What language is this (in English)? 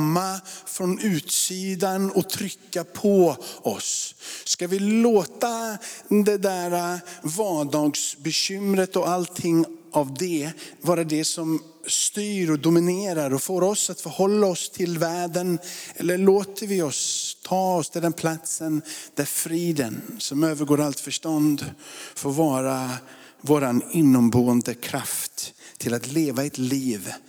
Swedish